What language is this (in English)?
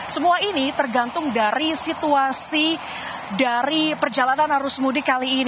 Indonesian